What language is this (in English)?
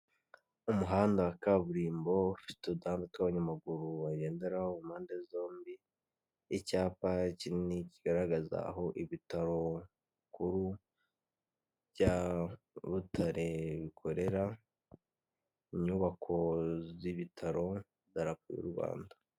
Kinyarwanda